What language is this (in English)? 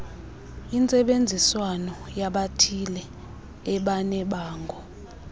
Xhosa